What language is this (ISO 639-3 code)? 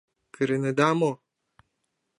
chm